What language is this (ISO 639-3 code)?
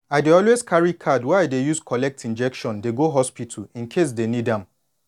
pcm